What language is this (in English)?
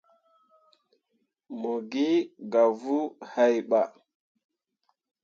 Mundang